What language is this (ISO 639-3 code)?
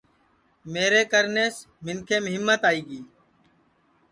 ssi